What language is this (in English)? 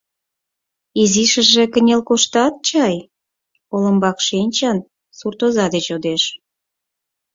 Mari